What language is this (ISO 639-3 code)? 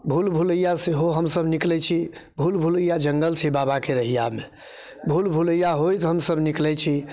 mai